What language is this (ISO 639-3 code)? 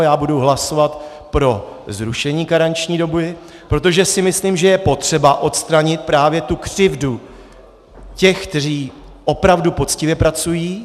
ces